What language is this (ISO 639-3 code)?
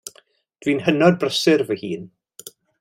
cym